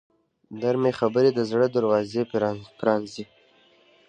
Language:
Pashto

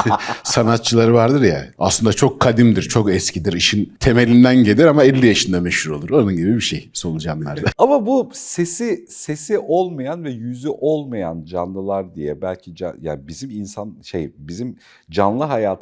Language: Turkish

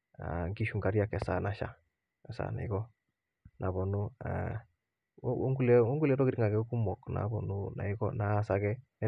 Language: Masai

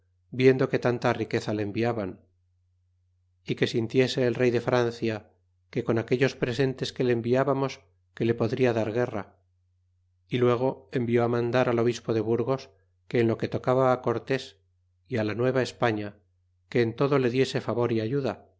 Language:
Spanish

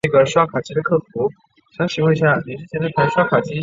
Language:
Chinese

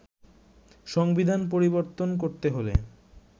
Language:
Bangla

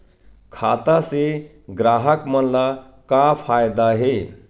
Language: Chhattisgarhi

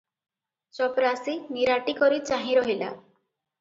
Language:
Odia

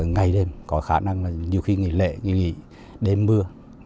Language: Vietnamese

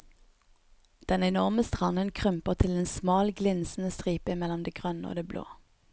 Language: Norwegian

